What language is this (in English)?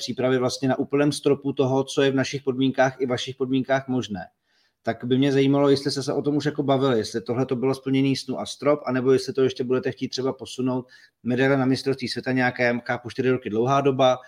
Czech